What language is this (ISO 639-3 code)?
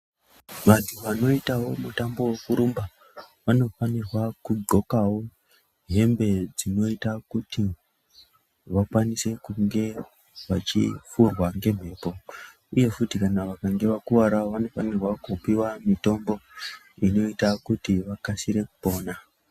ndc